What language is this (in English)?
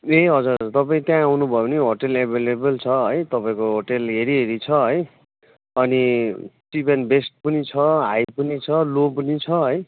Nepali